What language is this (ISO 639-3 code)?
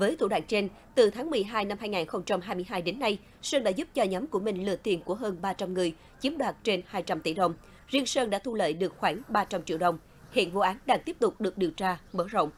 vie